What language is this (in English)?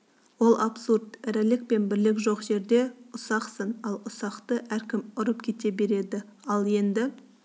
Kazakh